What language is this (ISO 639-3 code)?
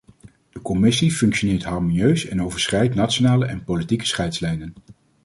nld